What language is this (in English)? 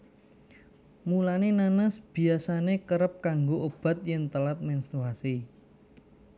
Javanese